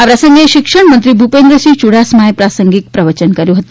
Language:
Gujarati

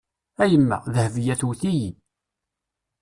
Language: Kabyle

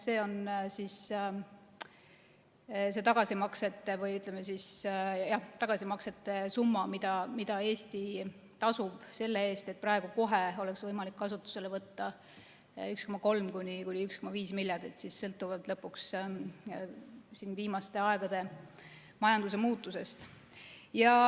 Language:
Estonian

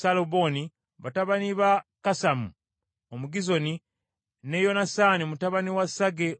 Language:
Ganda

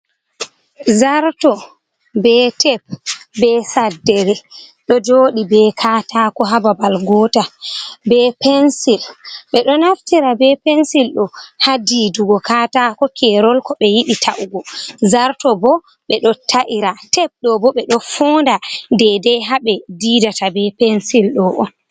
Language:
Fula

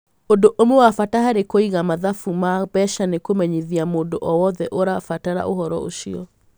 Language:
Kikuyu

